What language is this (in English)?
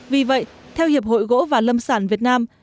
Vietnamese